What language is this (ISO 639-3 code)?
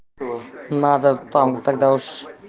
rus